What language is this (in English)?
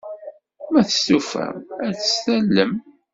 Kabyle